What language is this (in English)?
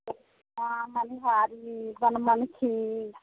Maithili